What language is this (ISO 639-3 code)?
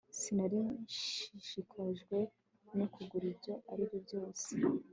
kin